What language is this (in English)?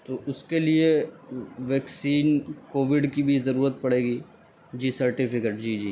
Urdu